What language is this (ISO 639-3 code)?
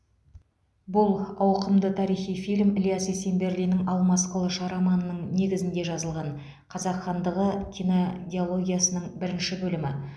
kaz